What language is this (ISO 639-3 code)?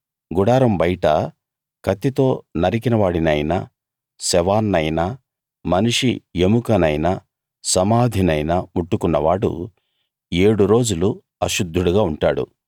tel